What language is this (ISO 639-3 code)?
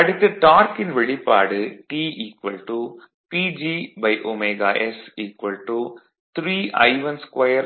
tam